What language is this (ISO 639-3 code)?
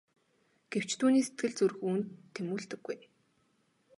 mon